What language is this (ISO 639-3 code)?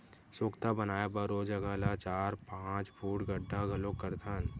hne